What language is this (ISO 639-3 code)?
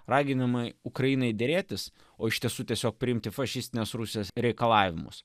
lit